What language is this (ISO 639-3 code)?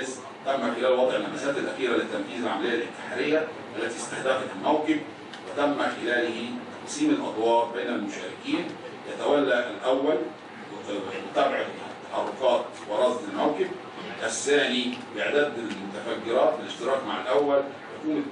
ara